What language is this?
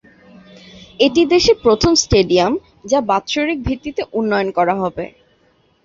Bangla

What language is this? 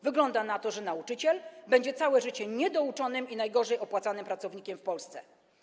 Polish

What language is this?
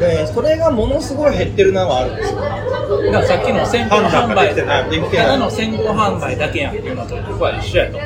Japanese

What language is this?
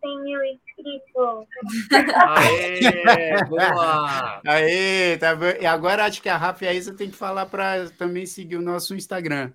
Portuguese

